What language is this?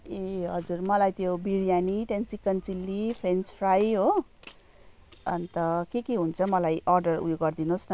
Nepali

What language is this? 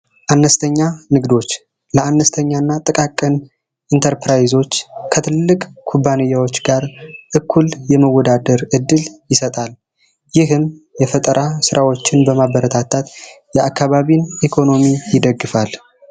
Amharic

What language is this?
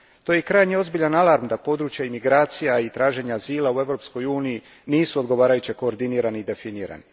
Croatian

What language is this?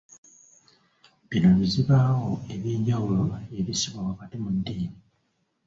Ganda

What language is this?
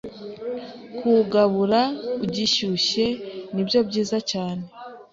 Kinyarwanda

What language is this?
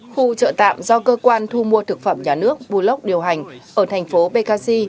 Vietnamese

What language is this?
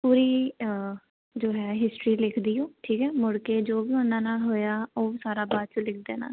Punjabi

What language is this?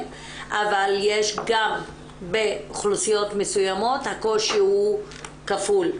Hebrew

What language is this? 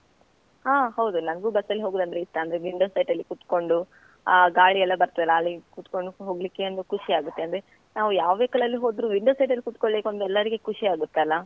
Kannada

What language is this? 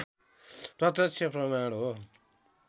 Nepali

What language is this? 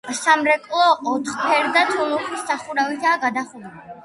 Georgian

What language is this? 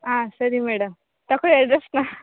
Kannada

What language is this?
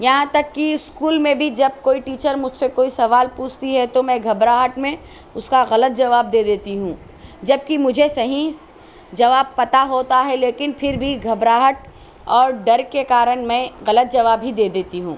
Urdu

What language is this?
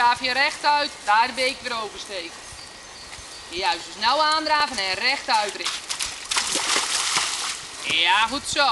Dutch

